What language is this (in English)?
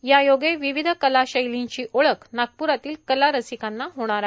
Marathi